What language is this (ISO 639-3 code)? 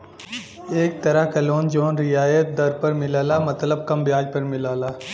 bho